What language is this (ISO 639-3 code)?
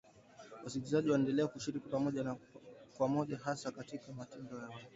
swa